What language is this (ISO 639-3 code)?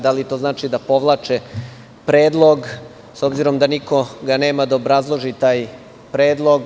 srp